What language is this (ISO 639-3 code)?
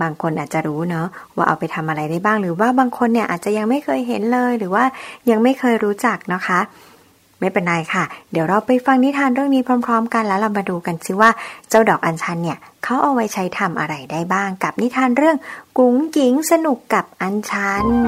tha